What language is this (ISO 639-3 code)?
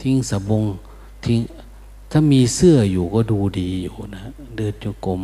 tha